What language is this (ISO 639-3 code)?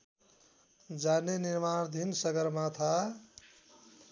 nep